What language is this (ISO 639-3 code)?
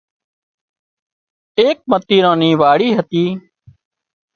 kxp